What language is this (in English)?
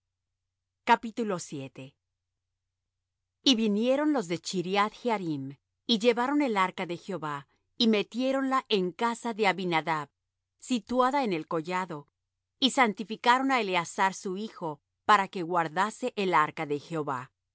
Spanish